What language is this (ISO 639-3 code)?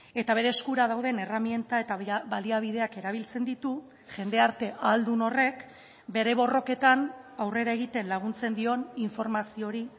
eus